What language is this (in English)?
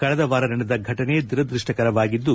Kannada